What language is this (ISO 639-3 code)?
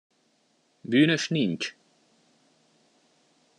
hun